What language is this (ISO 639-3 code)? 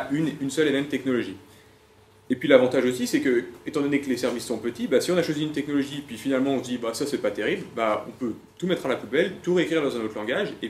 fra